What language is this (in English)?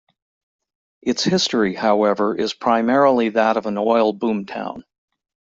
English